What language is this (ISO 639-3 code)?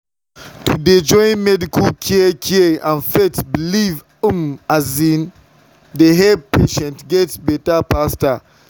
pcm